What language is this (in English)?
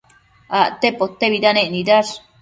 Matsés